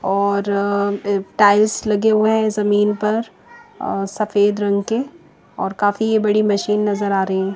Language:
Hindi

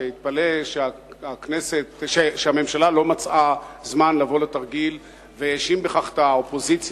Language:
Hebrew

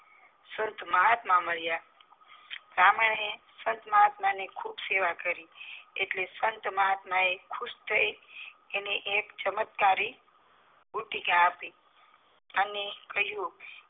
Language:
Gujarati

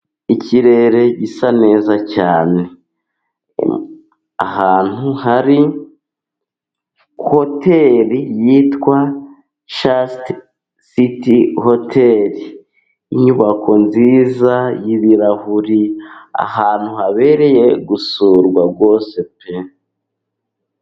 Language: Kinyarwanda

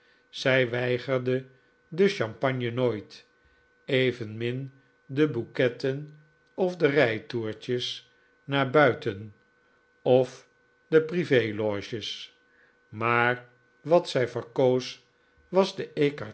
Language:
Dutch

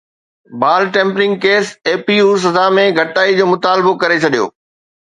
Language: Sindhi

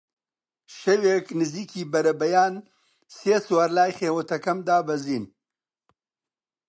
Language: Central Kurdish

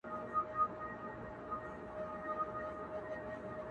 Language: Pashto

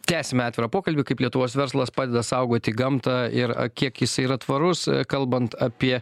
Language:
Lithuanian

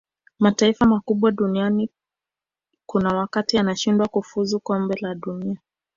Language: Swahili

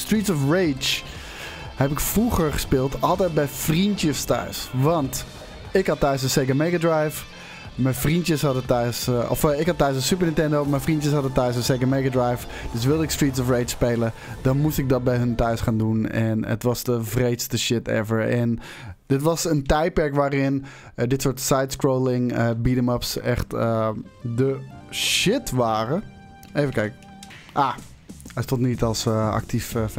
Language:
Dutch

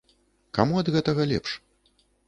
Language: Belarusian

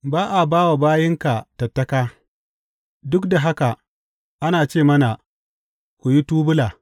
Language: Hausa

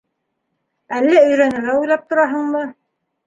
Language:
Bashkir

